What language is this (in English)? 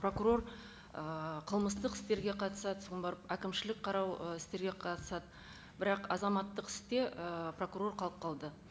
Kazakh